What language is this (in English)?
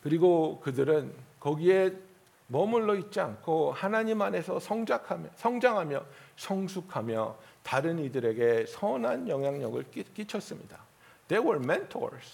Korean